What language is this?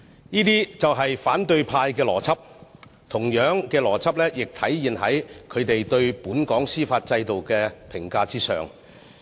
Cantonese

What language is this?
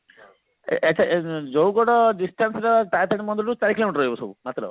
Odia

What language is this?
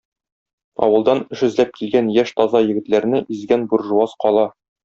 Tatar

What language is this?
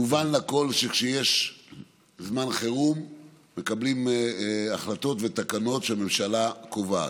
Hebrew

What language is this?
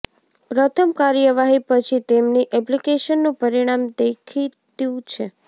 Gujarati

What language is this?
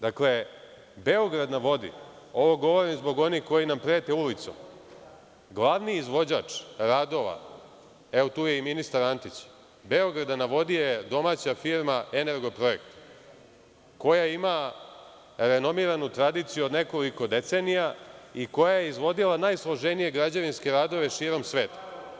Serbian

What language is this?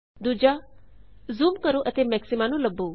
Punjabi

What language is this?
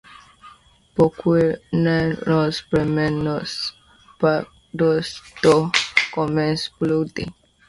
French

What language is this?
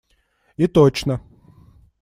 Russian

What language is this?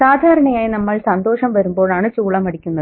Malayalam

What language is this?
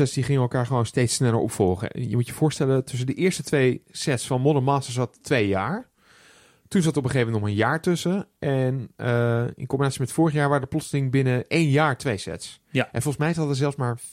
Dutch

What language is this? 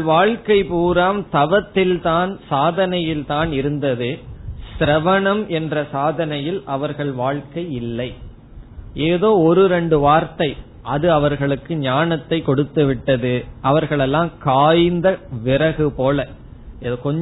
Tamil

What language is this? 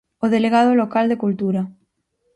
Galician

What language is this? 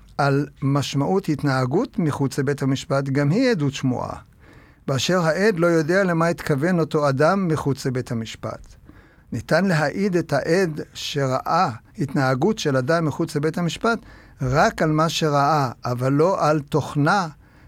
Hebrew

